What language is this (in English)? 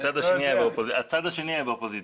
Hebrew